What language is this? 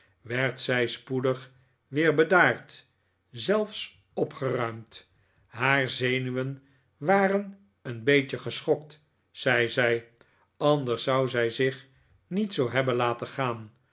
Dutch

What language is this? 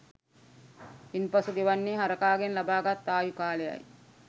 Sinhala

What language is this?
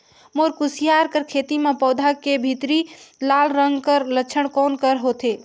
Chhattisgarhi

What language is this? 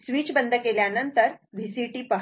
Marathi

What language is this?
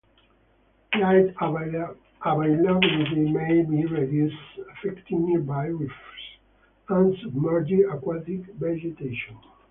English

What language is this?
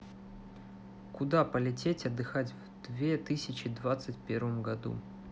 Russian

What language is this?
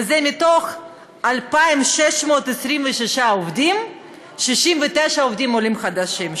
Hebrew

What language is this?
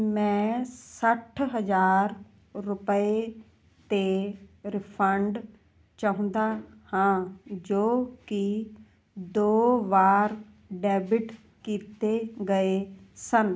Punjabi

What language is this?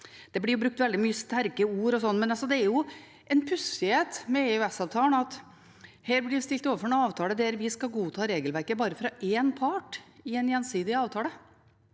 Norwegian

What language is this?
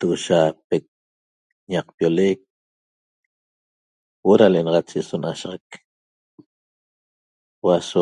Toba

